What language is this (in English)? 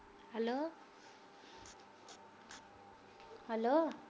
Punjabi